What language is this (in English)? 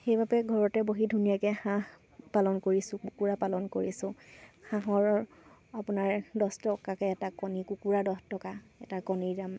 Assamese